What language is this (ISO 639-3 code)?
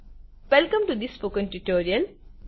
guj